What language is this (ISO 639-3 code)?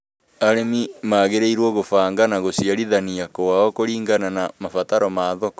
kik